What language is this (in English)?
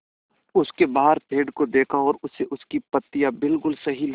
Hindi